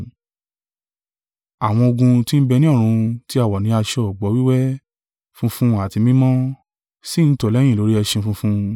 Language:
Yoruba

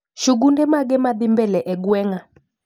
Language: Luo (Kenya and Tanzania)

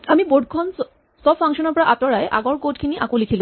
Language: Assamese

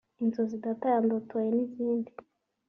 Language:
Kinyarwanda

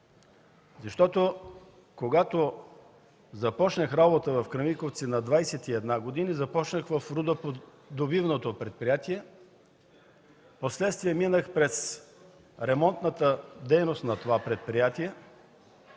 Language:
Bulgarian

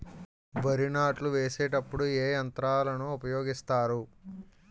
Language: Telugu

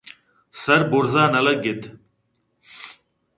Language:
Eastern Balochi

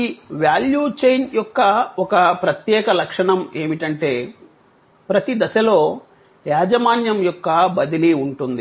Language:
Telugu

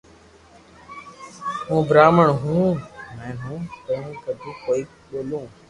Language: Loarki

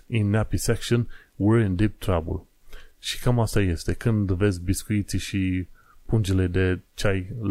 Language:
Romanian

